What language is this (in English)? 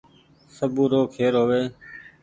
Goaria